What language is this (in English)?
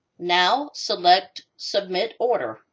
English